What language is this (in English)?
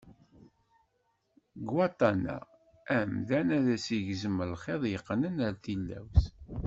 Kabyle